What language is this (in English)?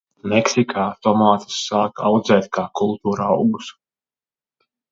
Latvian